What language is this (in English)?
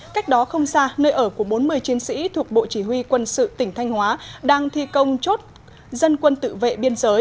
Vietnamese